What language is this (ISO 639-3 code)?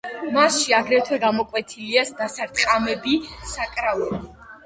kat